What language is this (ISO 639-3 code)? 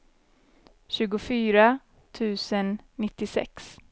swe